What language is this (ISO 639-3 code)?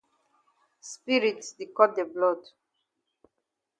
wes